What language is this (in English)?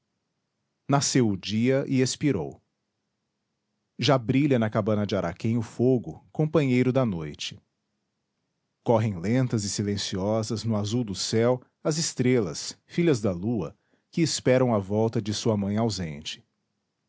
Portuguese